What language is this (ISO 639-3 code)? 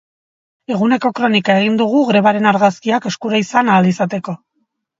eus